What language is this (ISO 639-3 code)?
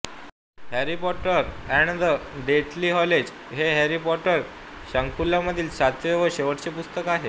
mar